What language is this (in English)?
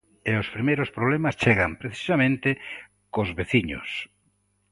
Galician